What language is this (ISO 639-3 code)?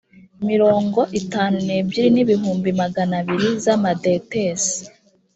kin